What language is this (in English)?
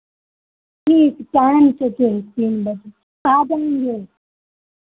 Hindi